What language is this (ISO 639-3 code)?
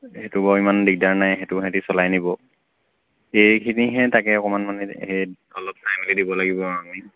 asm